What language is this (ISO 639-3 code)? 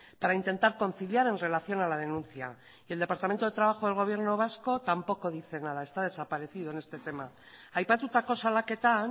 spa